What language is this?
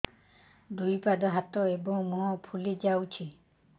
Odia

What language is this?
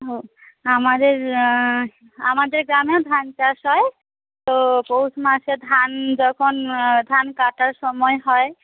Bangla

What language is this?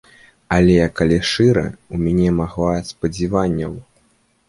Belarusian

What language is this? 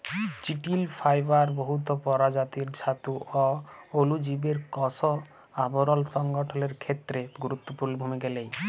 Bangla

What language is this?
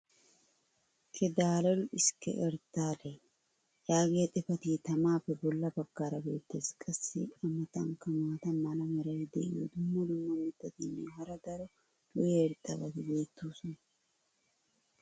Wolaytta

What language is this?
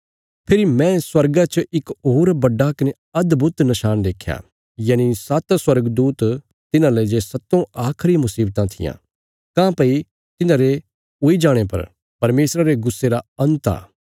Bilaspuri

